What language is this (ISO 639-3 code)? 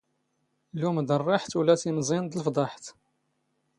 zgh